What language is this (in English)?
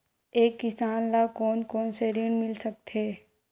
Chhattisgarhi